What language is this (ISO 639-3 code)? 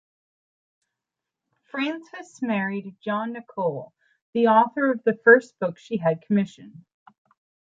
eng